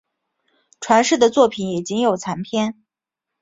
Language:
Chinese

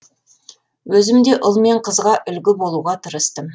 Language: Kazakh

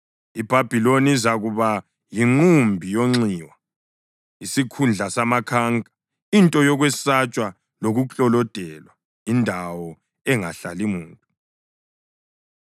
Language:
North Ndebele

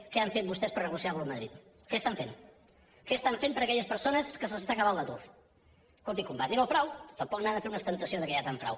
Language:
Catalan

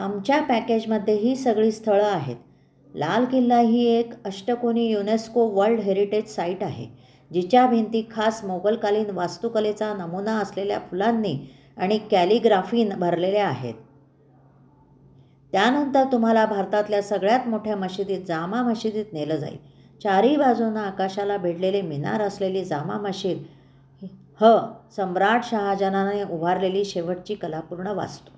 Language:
Marathi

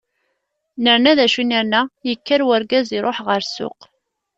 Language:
Kabyle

